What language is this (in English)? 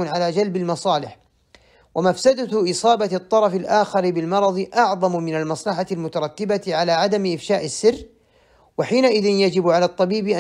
Arabic